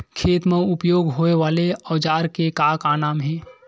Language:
Chhattisgarhi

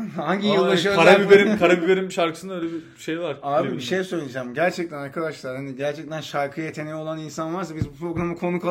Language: Turkish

